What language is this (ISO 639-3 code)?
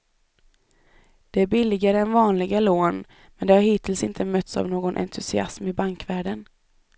swe